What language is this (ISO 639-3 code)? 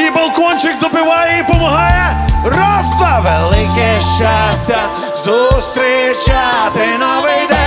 ukr